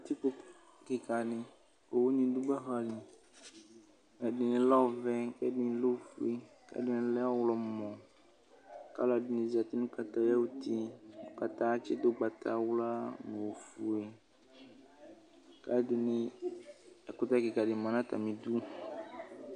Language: Ikposo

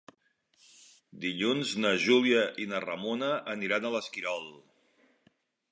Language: Catalan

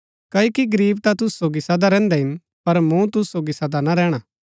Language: Gaddi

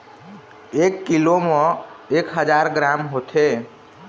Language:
Chhattisgarhi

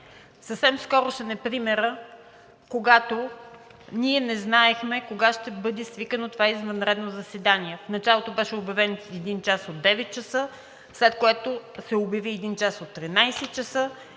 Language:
Bulgarian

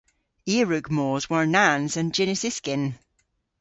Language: Cornish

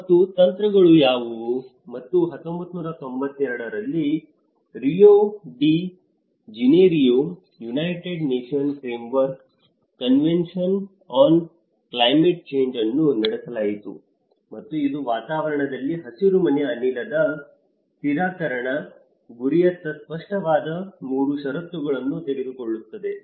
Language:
Kannada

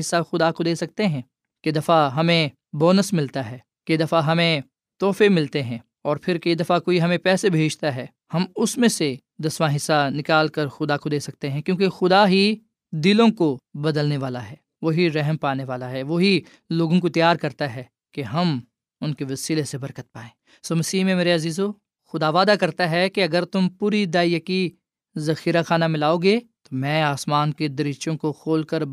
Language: Urdu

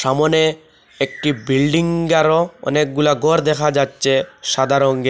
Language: Bangla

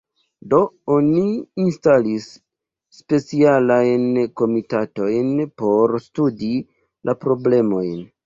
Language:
Esperanto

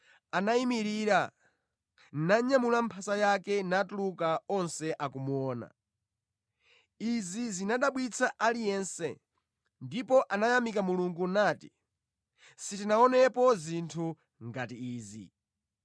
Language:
Nyanja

